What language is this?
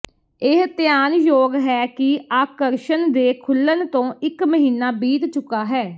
Punjabi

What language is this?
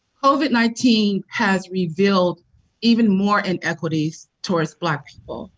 English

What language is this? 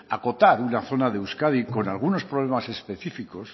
Spanish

